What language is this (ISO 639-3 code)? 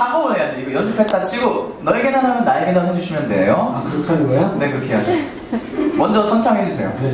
kor